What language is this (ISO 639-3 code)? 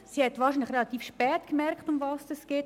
gsw